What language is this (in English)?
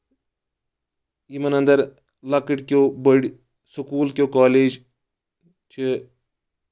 Kashmiri